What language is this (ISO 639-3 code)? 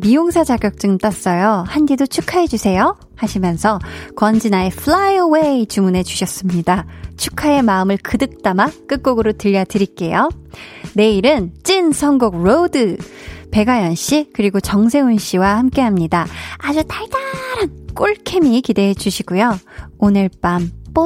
kor